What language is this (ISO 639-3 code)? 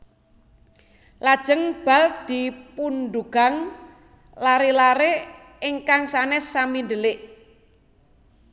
jav